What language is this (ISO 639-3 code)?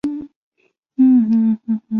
zho